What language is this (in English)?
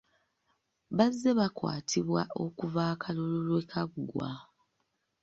Ganda